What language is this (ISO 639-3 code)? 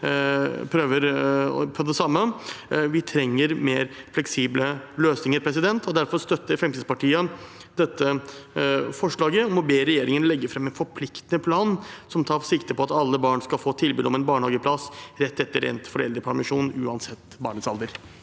nor